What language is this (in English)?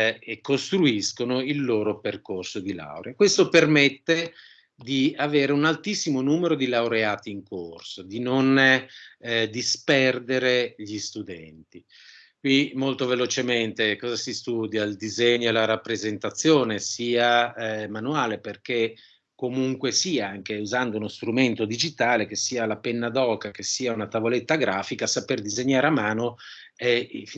Italian